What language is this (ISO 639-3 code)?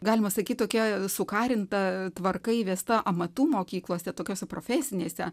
lit